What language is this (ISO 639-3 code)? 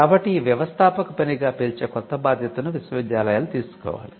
tel